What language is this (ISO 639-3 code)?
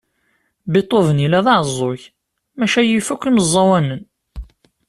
kab